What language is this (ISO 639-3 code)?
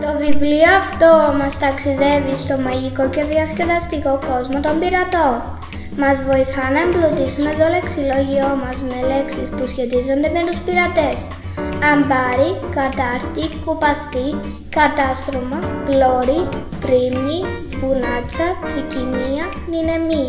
ell